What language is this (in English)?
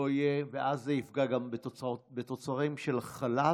Hebrew